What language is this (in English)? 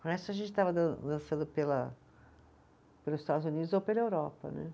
Portuguese